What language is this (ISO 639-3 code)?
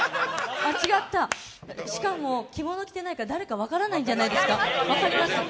jpn